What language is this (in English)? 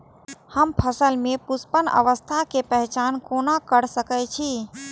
Maithili